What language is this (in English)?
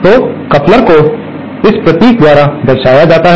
Hindi